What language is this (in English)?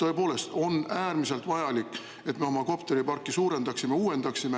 Estonian